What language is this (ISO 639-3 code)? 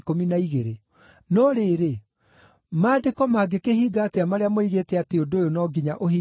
kik